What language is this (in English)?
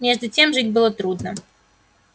Russian